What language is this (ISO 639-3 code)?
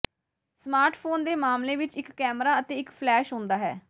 pan